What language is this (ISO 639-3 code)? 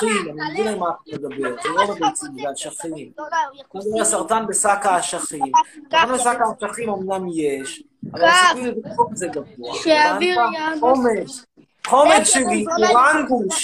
heb